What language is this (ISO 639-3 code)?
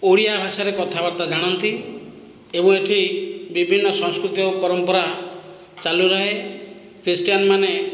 ori